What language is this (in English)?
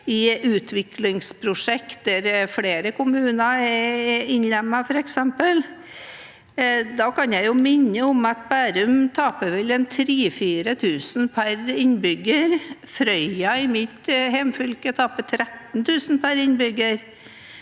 Norwegian